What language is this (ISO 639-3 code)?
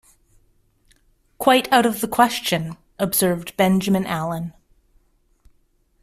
eng